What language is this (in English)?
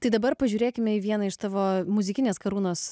Lithuanian